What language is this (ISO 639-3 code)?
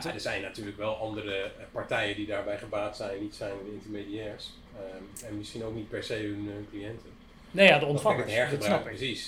nld